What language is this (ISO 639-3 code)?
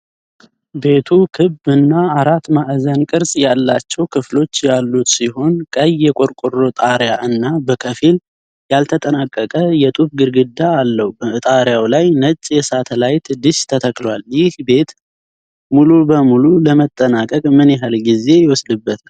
amh